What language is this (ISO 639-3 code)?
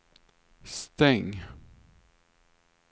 swe